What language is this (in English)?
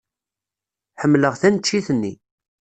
Kabyle